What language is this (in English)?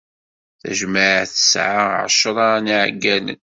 Kabyle